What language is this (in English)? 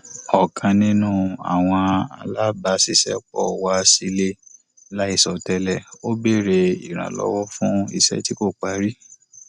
Yoruba